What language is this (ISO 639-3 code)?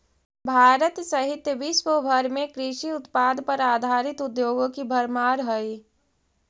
mag